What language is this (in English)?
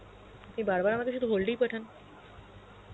Bangla